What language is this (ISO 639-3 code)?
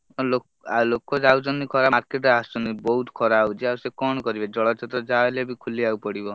ori